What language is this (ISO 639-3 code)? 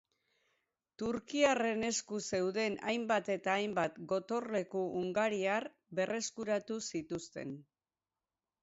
eus